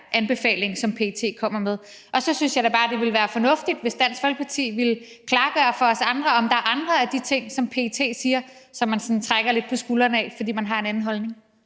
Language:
Danish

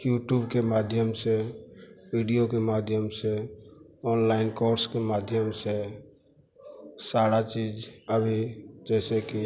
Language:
Hindi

